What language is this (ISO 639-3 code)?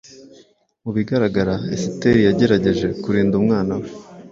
kin